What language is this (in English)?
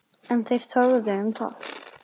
Icelandic